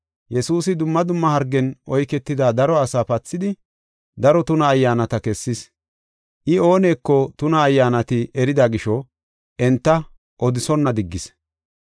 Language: Gofa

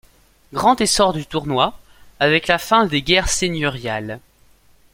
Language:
French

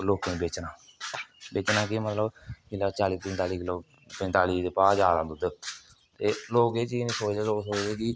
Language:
Dogri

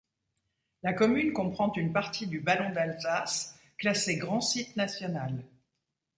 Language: French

